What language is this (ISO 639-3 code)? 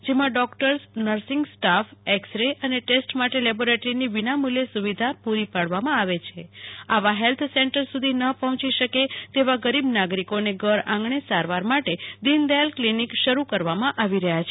guj